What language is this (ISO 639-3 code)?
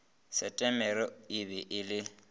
nso